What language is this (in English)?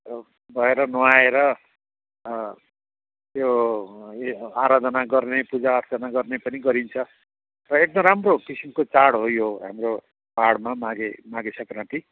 Nepali